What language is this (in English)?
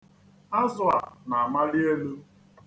Igbo